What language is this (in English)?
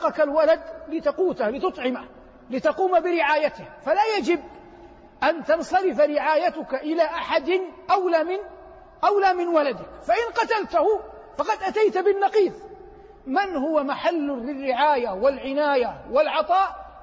Arabic